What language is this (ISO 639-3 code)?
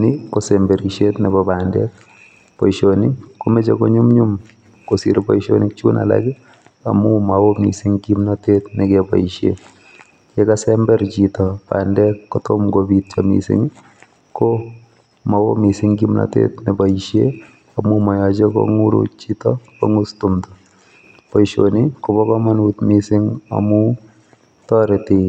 kln